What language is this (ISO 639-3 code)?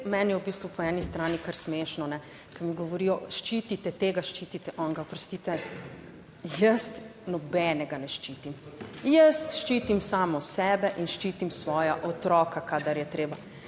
slv